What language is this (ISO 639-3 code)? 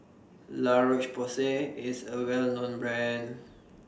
eng